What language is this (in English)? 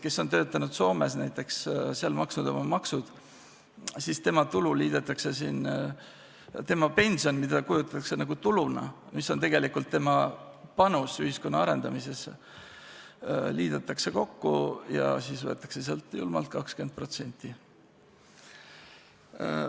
Estonian